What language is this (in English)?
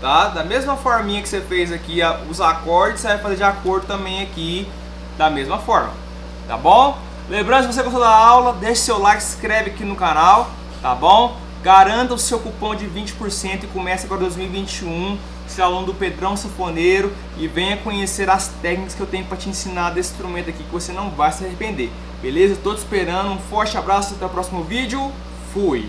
Portuguese